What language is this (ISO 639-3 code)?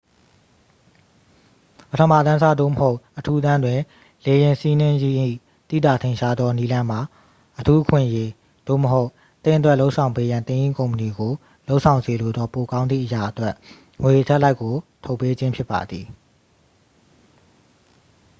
mya